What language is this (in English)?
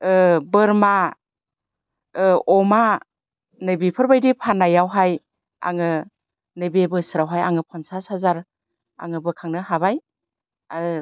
Bodo